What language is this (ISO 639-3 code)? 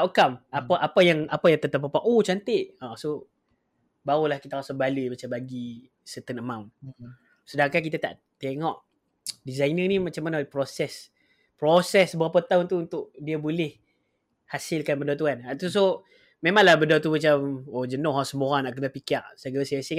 msa